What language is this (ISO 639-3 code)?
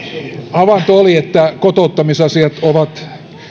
fin